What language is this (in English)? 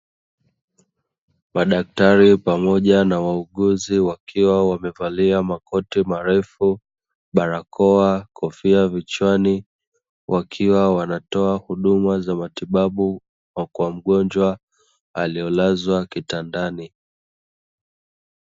Swahili